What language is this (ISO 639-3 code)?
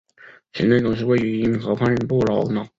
zho